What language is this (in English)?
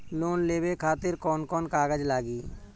Bhojpuri